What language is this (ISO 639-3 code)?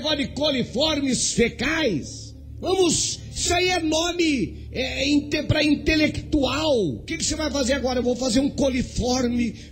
por